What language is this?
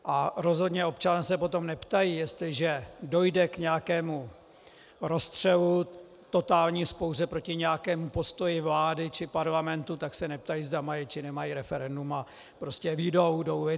Czech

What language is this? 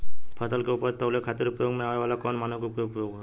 Bhojpuri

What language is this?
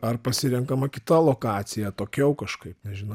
Lithuanian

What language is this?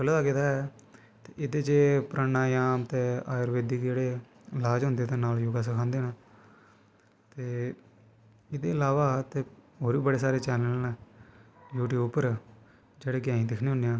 Dogri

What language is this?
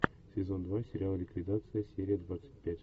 Russian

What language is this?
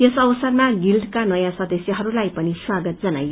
Nepali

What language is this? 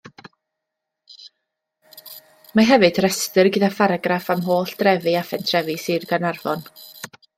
Welsh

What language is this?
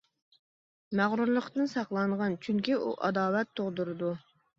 Uyghur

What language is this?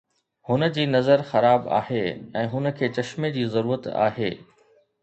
Sindhi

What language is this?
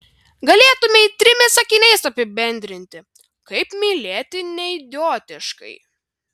Lithuanian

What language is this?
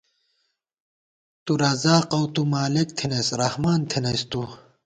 Gawar-Bati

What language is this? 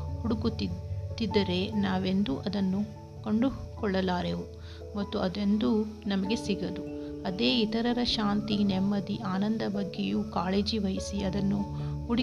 Kannada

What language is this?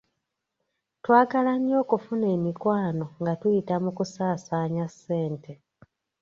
Ganda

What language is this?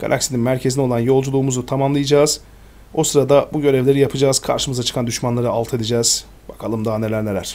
Turkish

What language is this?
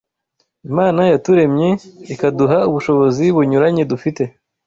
Kinyarwanda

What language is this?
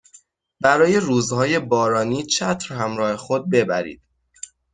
Persian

